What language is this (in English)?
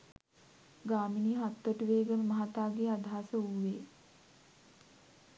Sinhala